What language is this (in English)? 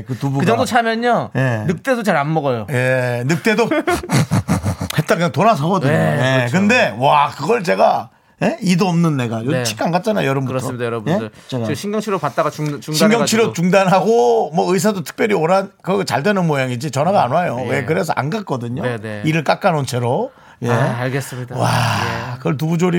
Korean